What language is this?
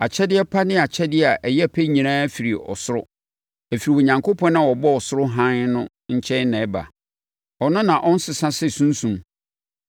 Akan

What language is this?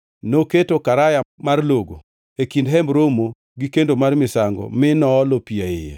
Luo (Kenya and Tanzania)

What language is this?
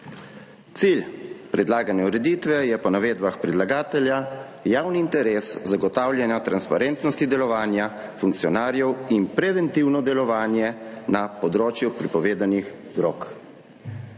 Slovenian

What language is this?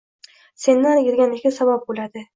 Uzbek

